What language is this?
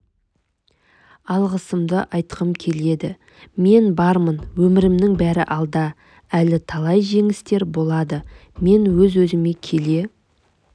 Kazakh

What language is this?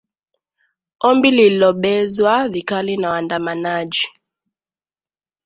Swahili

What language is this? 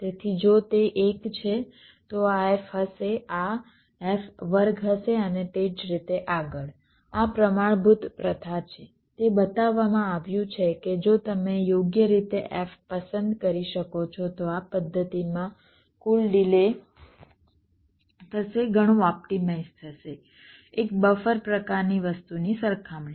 Gujarati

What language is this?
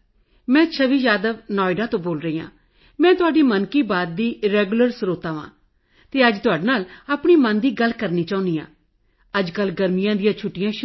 Punjabi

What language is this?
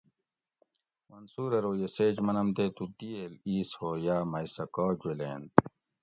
Gawri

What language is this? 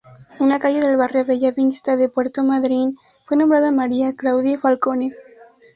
Spanish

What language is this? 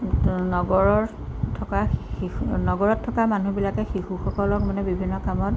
Assamese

